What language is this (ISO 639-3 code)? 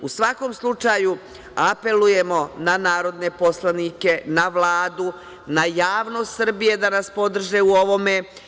srp